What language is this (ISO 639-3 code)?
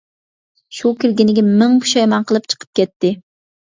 uig